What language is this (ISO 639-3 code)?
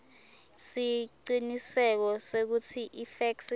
ssw